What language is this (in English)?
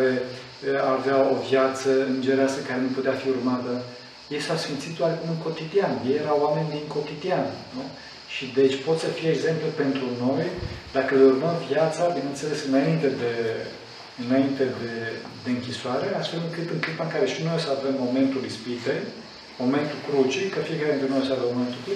Romanian